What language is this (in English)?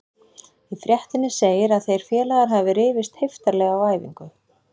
Icelandic